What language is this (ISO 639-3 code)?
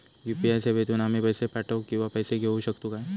mar